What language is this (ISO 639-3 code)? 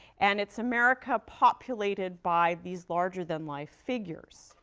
eng